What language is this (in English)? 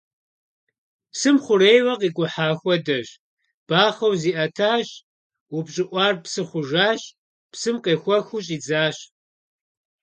Kabardian